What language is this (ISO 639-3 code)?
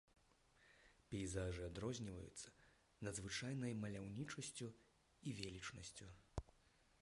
bel